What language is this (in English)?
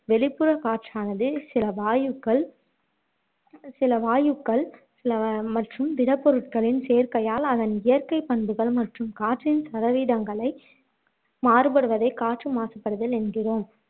Tamil